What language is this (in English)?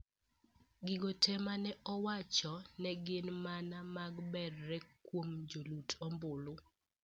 Luo (Kenya and Tanzania)